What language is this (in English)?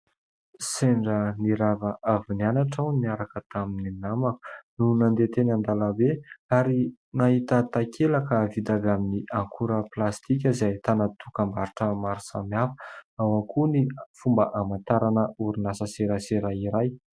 Malagasy